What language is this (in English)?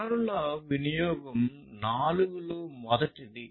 Telugu